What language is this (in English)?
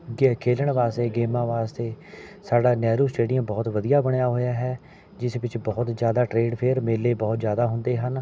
Punjabi